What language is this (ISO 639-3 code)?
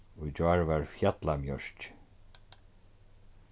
fao